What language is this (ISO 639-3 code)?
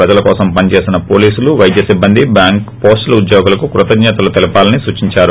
tel